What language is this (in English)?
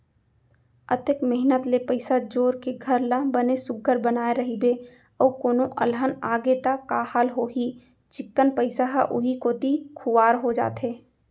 Chhattisgarhi